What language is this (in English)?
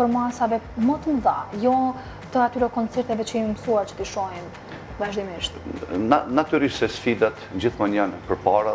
Romanian